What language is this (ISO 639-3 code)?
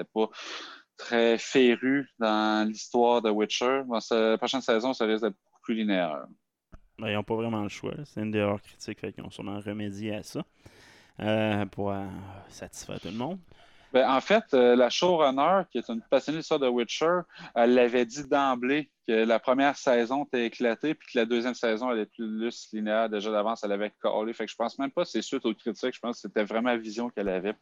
fra